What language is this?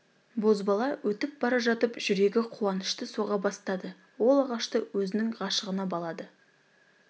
Kazakh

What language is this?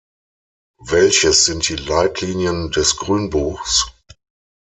German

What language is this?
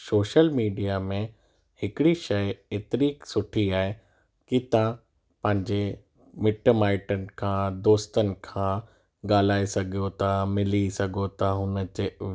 Sindhi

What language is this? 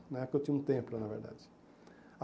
Portuguese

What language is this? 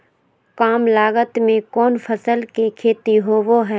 Magahi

